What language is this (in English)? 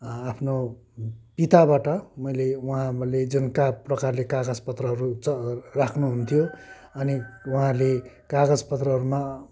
Nepali